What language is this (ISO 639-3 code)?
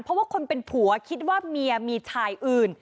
tha